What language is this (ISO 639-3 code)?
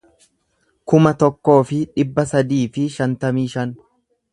orm